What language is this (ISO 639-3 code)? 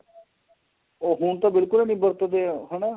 pan